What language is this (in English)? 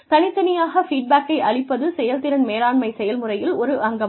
Tamil